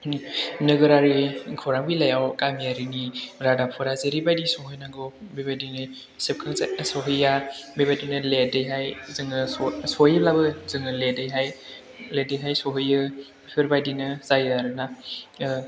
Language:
Bodo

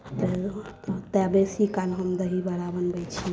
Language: Maithili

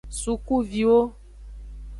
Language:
Aja (Benin)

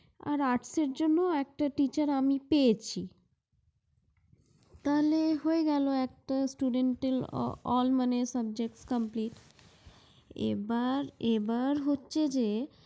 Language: Bangla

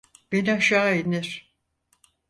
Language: Turkish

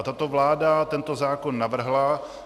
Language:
Czech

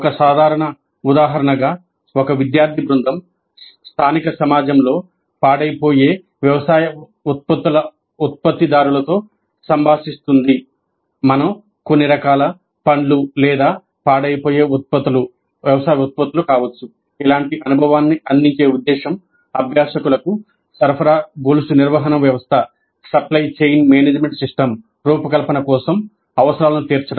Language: Telugu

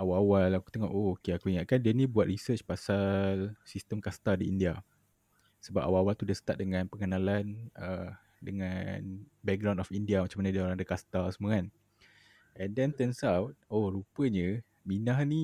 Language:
Malay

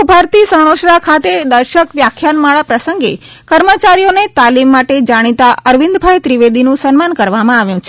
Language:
Gujarati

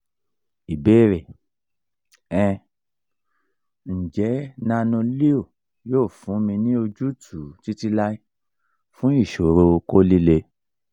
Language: Yoruba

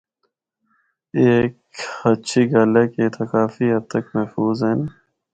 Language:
Northern Hindko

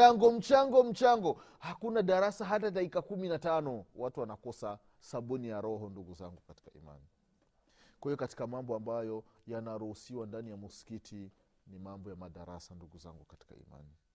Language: Swahili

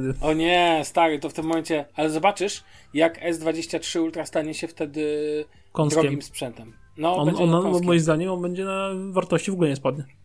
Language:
Polish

